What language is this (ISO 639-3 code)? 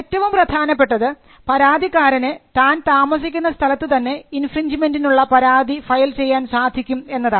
mal